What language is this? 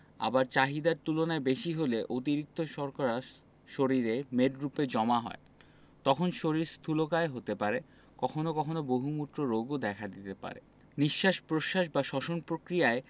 Bangla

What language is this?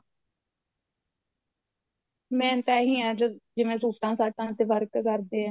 Punjabi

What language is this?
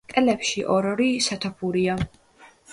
Georgian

